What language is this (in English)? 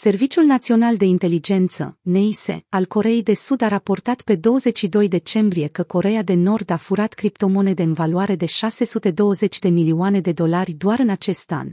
Romanian